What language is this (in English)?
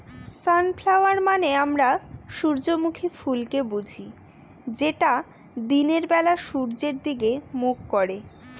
Bangla